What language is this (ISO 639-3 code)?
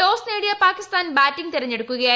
mal